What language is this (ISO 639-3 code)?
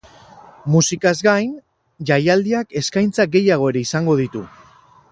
eus